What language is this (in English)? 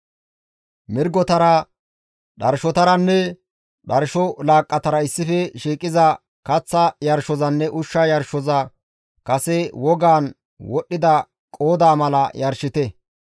Gamo